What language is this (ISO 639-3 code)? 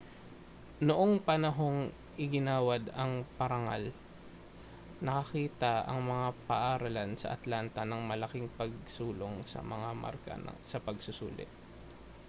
fil